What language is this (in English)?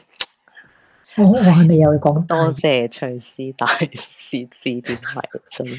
Chinese